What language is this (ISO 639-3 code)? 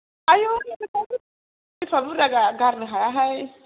brx